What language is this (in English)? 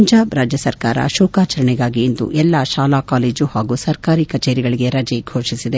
Kannada